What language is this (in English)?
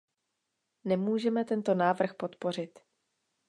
Czech